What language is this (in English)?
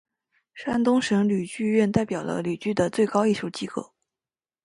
Chinese